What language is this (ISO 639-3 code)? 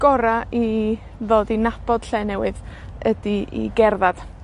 cym